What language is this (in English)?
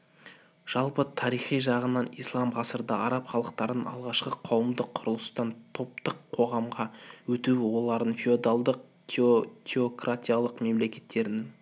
Kazakh